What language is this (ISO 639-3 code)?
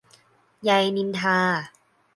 tha